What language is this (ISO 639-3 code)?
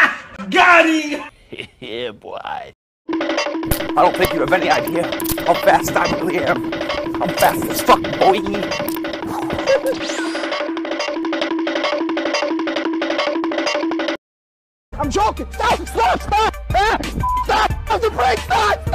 eng